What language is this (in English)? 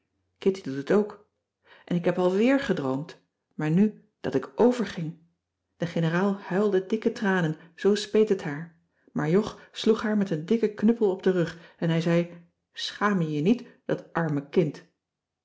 Dutch